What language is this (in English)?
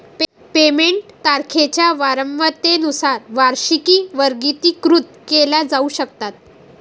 Marathi